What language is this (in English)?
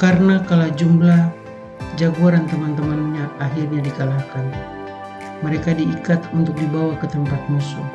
Indonesian